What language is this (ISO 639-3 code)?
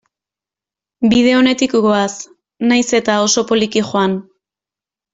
eus